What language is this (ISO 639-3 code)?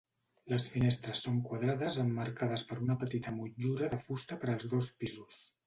cat